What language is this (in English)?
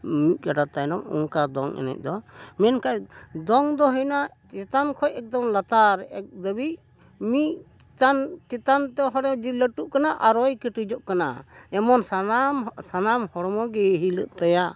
Santali